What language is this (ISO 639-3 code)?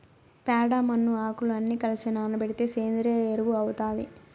tel